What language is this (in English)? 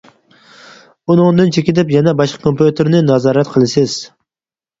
Uyghur